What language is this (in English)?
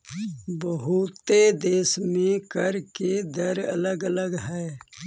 Magahi